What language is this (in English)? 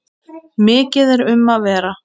Icelandic